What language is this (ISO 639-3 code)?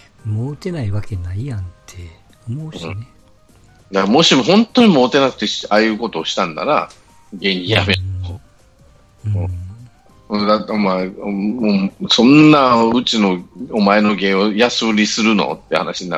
jpn